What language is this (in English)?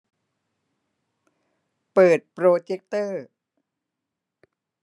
Thai